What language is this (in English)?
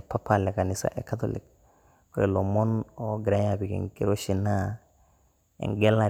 Masai